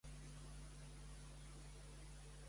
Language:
Catalan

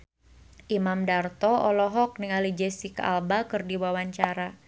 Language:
Sundanese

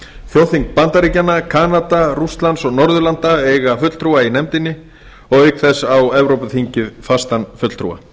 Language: Icelandic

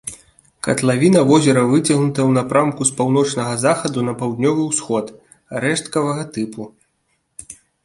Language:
Belarusian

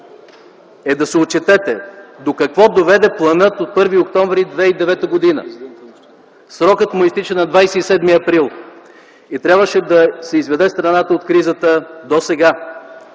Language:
Bulgarian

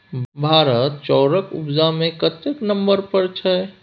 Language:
Maithili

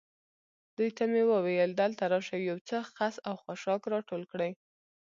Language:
Pashto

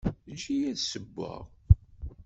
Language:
Kabyle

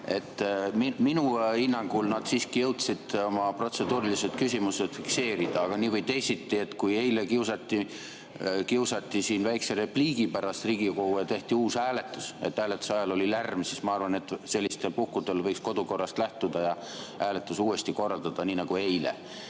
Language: Estonian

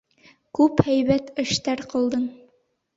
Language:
Bashkir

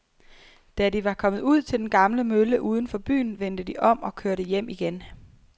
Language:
Danish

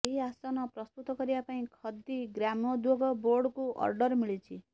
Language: Odia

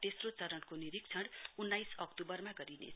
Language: Nepali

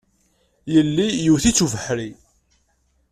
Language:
Kabyle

